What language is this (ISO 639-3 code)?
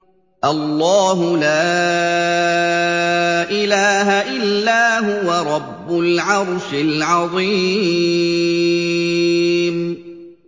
ara